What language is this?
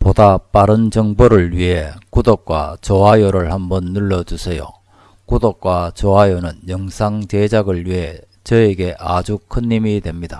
Korean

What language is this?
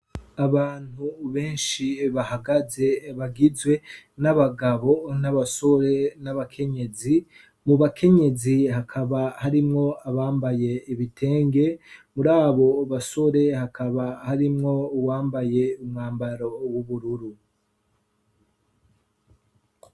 Rundi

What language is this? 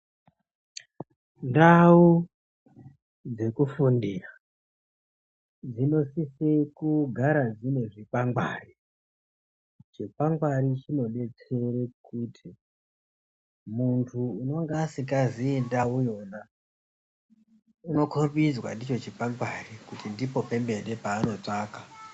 Ndau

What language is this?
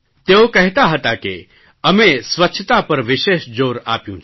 Gujarati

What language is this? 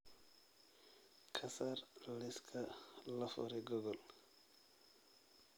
Somali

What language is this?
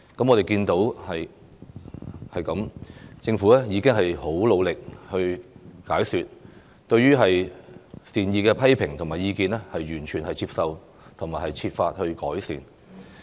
Cantonese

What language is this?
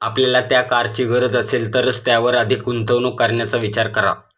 Marathi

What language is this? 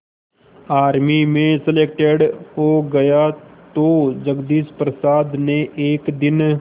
Hindi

